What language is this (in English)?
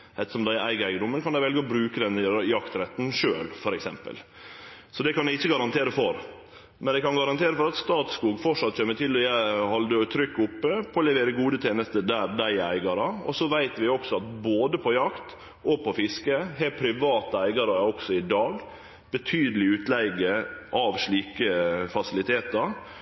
Norwegian Nynorsk